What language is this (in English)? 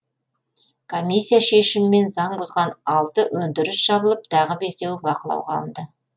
Kazakh